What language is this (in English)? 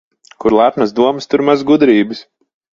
Latvian